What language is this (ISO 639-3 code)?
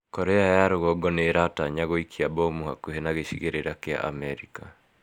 kik